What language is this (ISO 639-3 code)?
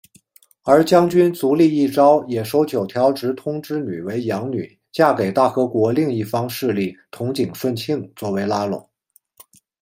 zho